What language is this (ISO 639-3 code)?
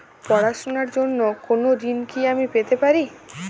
ben